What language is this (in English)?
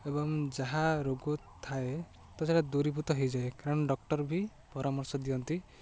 Odia